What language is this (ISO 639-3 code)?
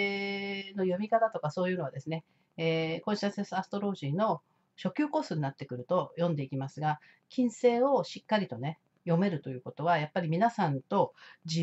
jpn